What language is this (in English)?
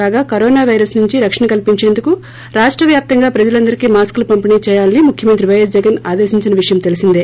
Telugu